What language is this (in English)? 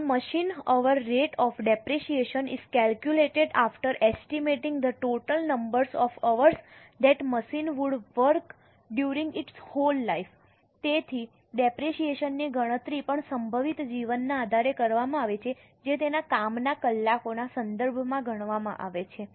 Gujarati